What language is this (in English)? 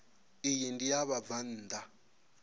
Venda